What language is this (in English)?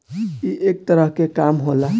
Bhojpuri